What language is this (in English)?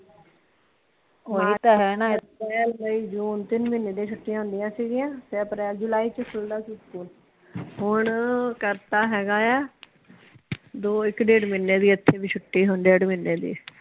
Punjabi